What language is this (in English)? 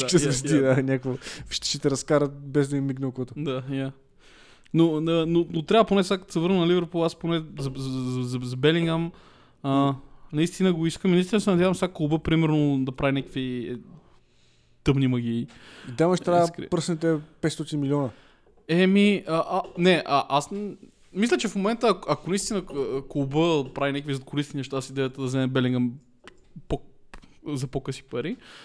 Bulgarian